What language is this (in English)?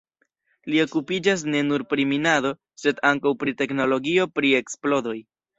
Esperanto